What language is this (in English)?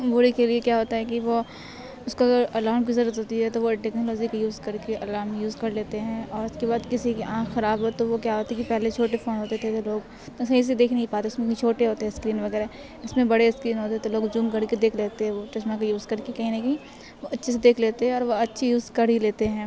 Urdu